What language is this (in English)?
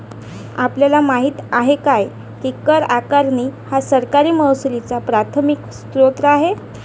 Marathi